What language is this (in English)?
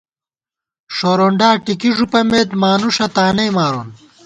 Gawar-Bati